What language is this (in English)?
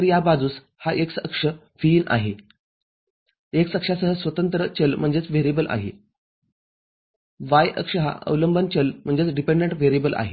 Marathi